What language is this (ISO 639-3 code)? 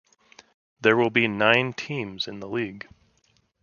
eng